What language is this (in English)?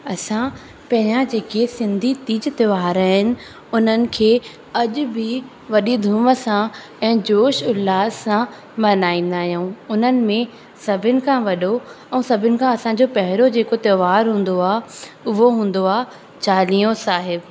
Sindhi